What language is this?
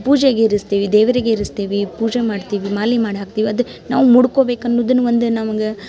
Kannada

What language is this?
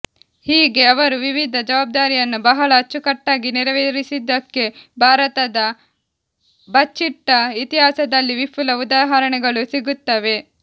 Kannada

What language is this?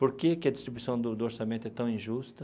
Portuguese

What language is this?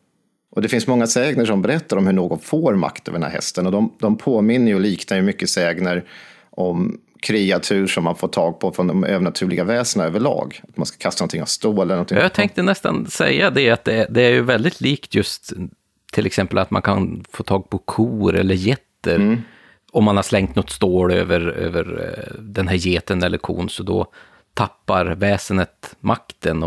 Swedish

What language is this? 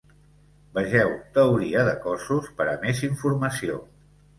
Catalan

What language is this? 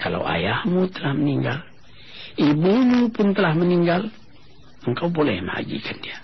Malay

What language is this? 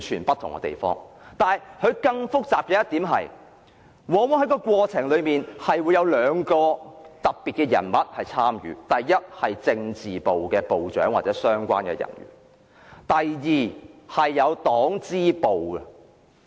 Cantonese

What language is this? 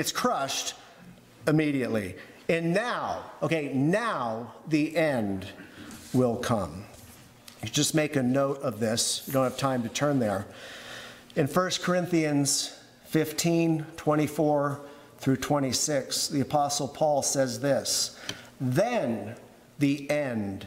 English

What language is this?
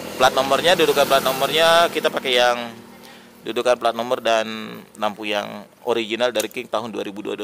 Indonesian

